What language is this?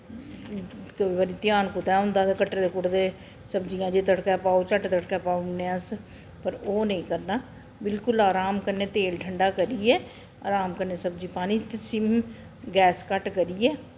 Dogri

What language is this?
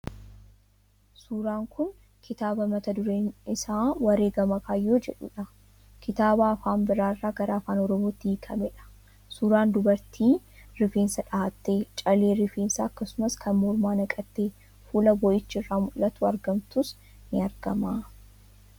Oromo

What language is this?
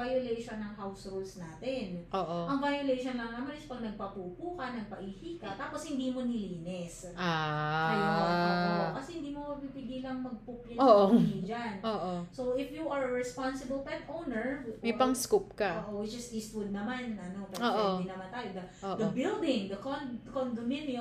Filipino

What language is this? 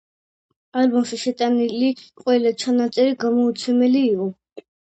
Georgian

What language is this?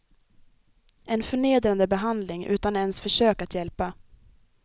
Swedish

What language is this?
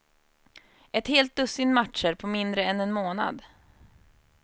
Swedish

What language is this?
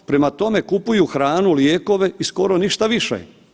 Croatian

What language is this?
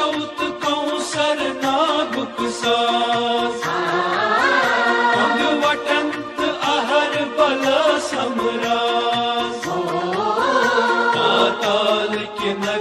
Romanian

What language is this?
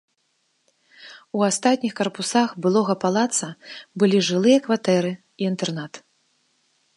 Belarusian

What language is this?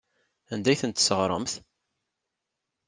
Kabyle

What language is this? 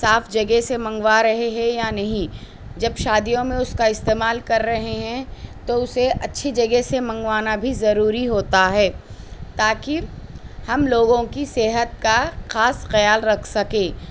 Urdu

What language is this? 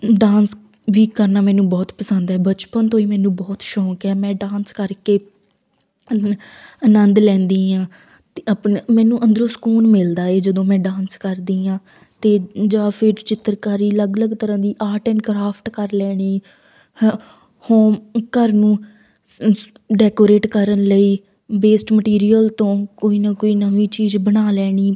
Punjabi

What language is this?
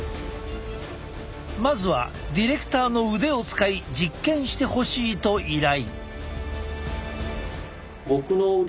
Japanese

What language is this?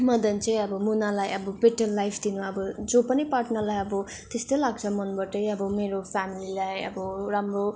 Nepali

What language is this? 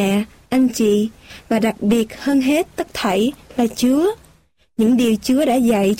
Vietnamese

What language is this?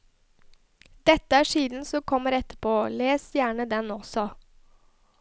Norwegian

